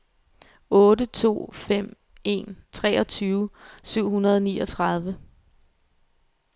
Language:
Danish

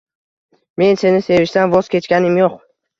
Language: Uzbek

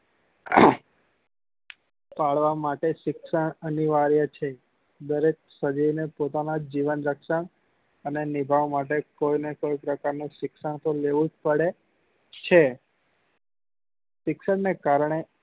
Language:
Gujarati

